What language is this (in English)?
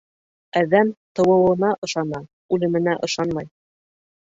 Bashkir